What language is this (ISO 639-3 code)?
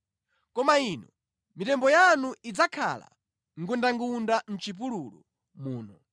nya